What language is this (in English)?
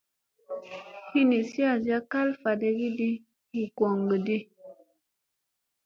Musey